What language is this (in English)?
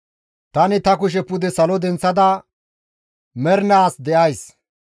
Gamo